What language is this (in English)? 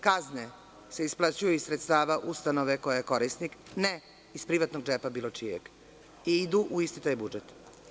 Serbian